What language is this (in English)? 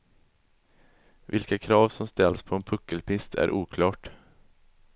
Swedish